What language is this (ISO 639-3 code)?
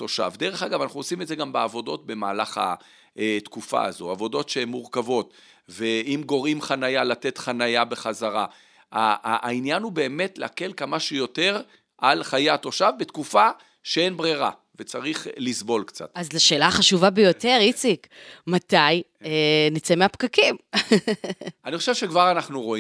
heb